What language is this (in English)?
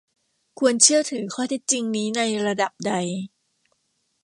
Thai